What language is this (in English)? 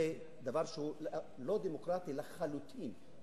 Hebrew